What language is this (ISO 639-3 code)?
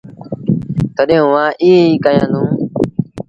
sbn